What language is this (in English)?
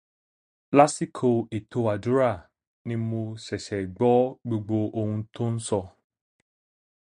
Yoruba